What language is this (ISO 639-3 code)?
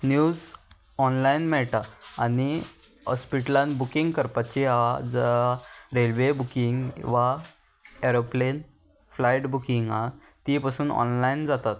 kok